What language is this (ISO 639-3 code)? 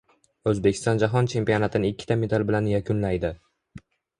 uzb